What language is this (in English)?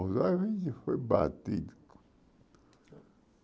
Portuguese